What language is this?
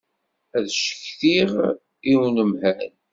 Kabyle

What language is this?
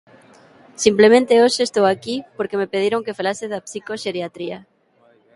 Galician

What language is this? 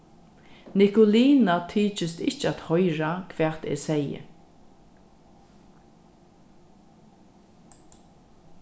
Faroese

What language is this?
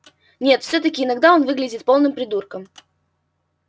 Russian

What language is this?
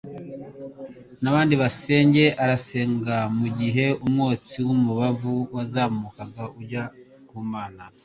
Kinyarwanda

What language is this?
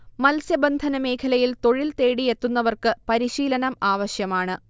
Malayalam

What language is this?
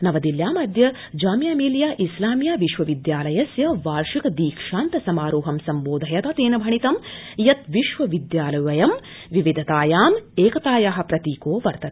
Sanskrit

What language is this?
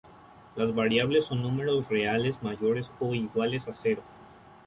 Spanish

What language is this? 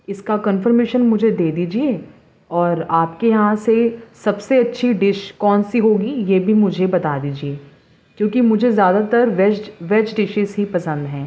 Urdu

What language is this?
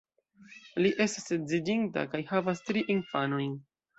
Esperanto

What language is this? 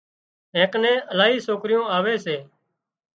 Wadiyara Koli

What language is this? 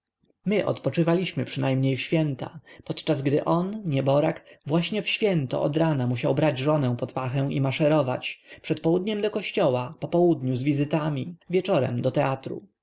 Polish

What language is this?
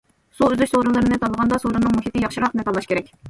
Uyghur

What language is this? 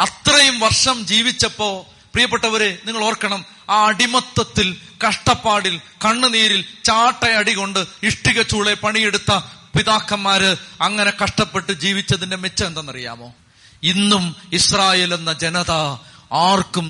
Malayalam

